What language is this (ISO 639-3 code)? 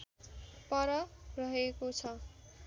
nep